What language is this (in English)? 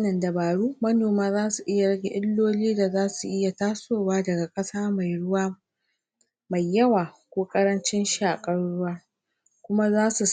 Hausa